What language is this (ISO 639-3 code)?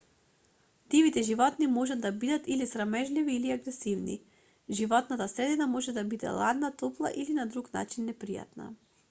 mkd